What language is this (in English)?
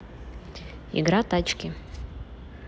Russian